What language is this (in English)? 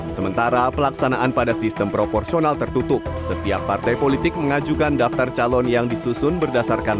Indonesian